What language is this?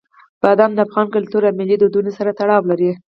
Pashto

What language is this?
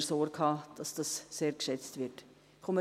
Swiss German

